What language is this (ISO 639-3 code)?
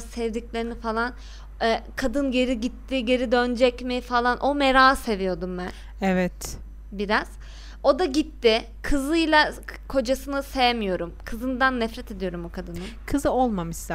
tur